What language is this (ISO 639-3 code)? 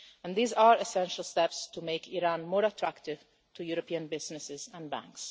eng